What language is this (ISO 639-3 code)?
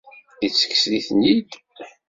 kab